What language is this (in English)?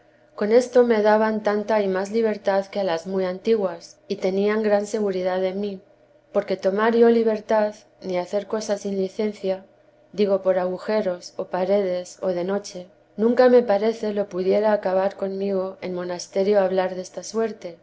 Spanish